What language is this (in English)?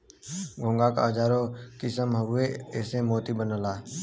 Bhojpuri